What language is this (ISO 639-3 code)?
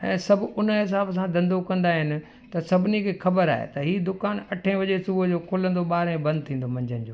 snd